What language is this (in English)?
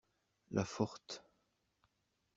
French